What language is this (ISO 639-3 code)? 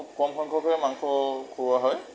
asm